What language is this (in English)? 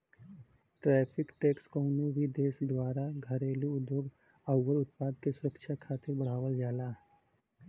Bhojpuri